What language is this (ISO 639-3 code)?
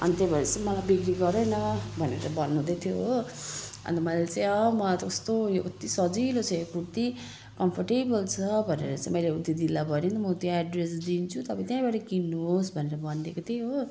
nep